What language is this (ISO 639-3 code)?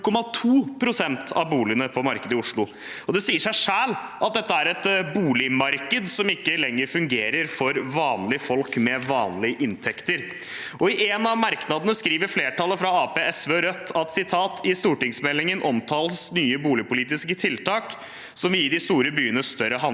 nor